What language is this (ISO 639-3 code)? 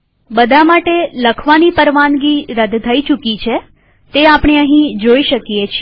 guj